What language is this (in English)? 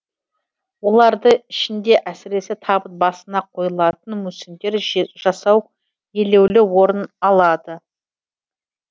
Kazakh